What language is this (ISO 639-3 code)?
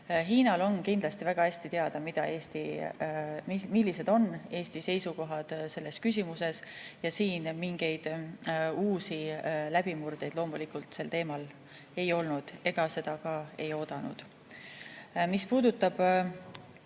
est